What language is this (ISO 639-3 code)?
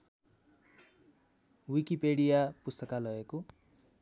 nep